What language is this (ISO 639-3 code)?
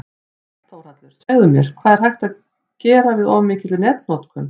isl